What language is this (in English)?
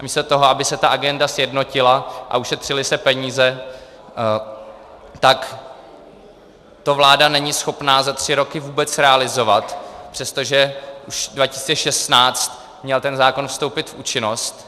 Czech